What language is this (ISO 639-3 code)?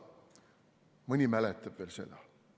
est